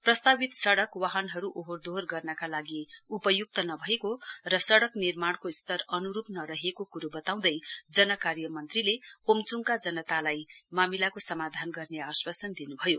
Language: Nepali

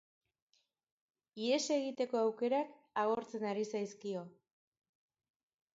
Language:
Basque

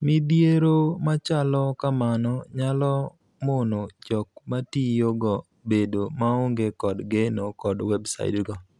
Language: Luo (Kenya and Tanzania)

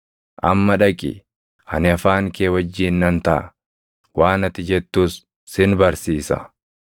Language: Oromo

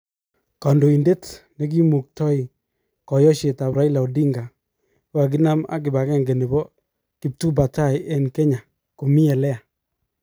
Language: Kalenjin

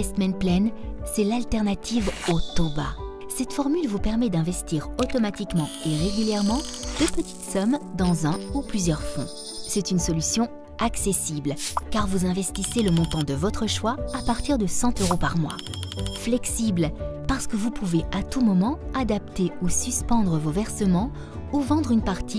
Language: French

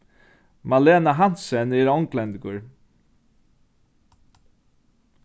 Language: Faroese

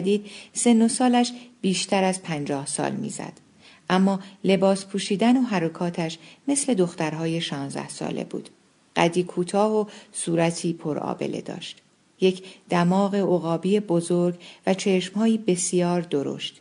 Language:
Persian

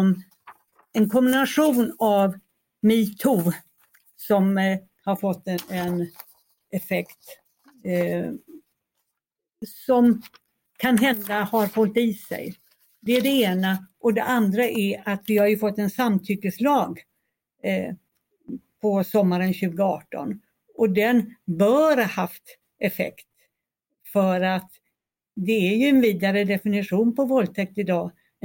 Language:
Swedish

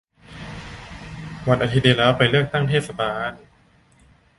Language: Thai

